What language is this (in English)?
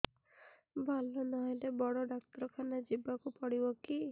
Odia